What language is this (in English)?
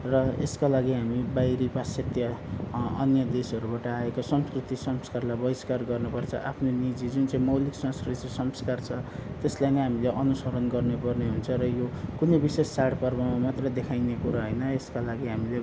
Nepali